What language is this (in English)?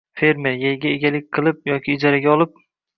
Uzbek